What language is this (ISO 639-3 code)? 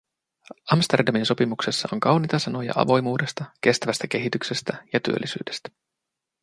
fin